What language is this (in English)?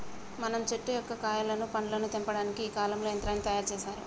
Telugu